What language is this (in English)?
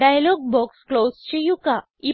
Malayalam